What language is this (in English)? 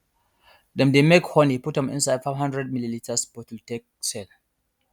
Nigerian Pidgin